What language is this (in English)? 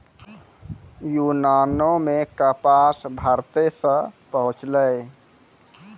Maithili